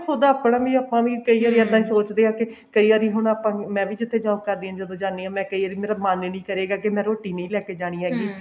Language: Punjabi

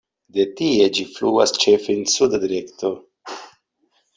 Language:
Esperanto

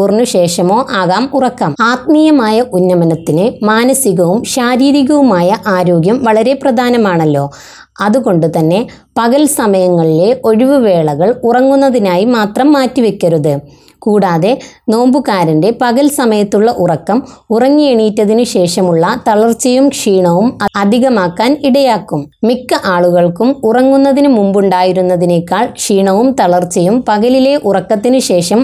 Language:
Malayalam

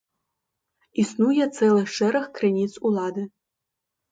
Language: Belarusian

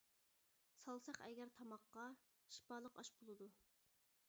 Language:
Uyghur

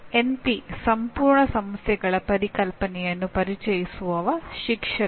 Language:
Kannada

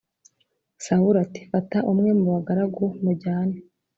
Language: Kinyarwanda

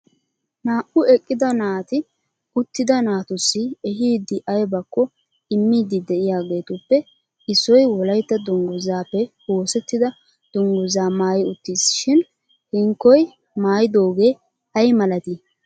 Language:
Wolaytta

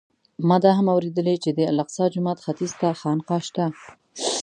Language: Pashto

